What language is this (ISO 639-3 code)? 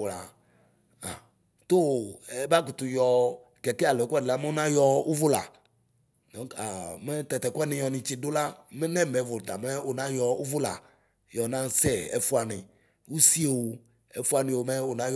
kpo